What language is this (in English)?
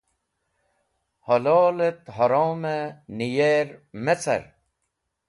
Wakhi